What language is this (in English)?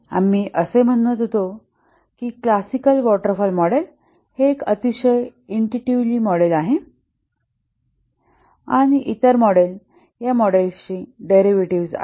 Marathi